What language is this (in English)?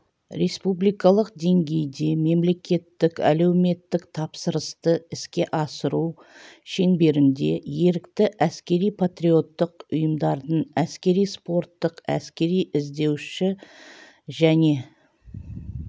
Kazakh